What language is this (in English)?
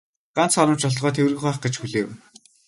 Mongolian